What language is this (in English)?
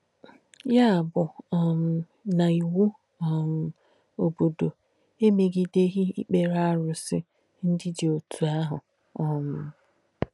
Igbo